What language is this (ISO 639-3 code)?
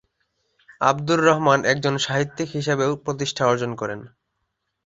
ben